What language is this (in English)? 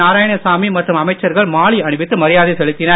Tamil